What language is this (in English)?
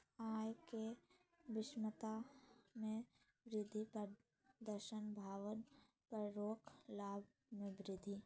Magahi